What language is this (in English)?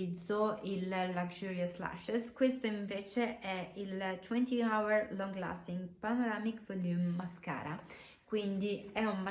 Italian